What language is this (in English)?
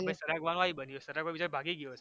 Gujarati